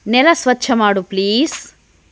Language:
Kannada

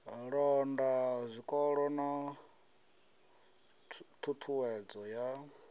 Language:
Venda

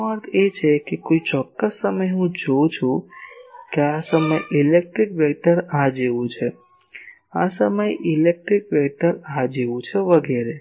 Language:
Gujarati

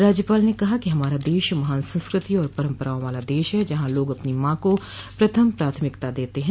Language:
Hindi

